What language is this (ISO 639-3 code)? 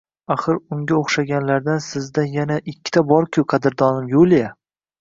uzb